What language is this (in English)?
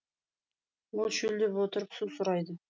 Kazakh